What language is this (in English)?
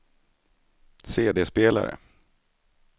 Swedish